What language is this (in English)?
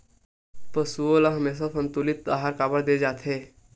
Chhattisgarhi